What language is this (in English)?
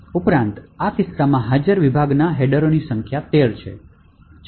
Gujarati